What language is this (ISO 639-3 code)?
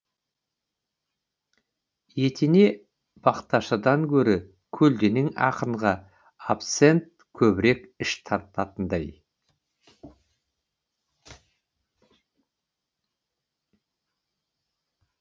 kaz